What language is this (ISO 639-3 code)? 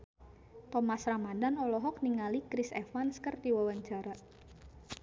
sun